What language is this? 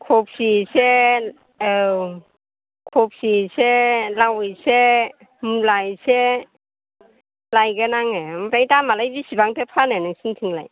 Bodo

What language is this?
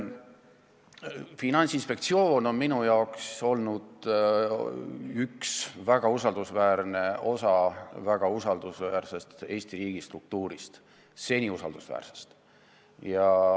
Estonian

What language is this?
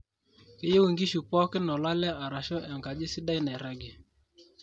Masai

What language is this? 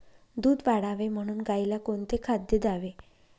Marathi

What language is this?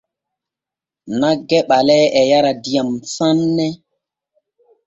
Borgu Fulfulde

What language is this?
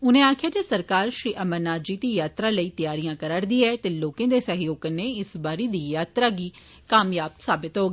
Dogri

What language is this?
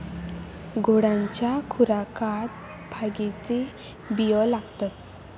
Marathi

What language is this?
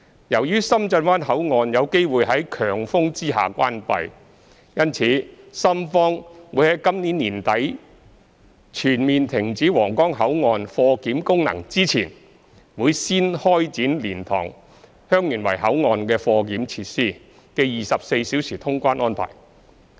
Cantonese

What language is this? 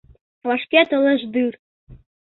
Mari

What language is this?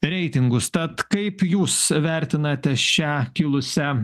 Lithuanian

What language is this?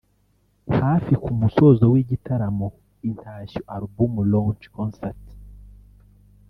Kinyarwanda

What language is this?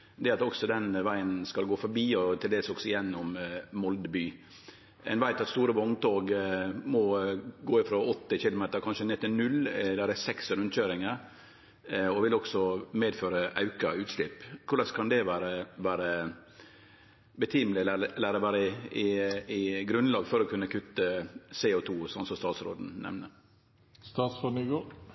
Norwegian Nynorsk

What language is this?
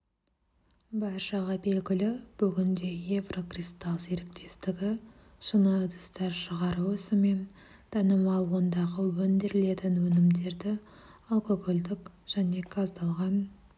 Kazakh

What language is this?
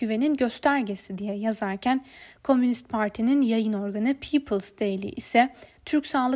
Turkish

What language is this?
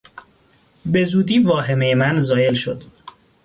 Persian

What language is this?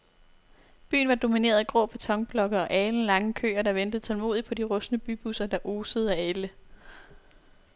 Danish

